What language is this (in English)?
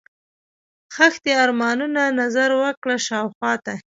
Pashto